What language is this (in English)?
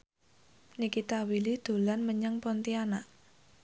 Javanese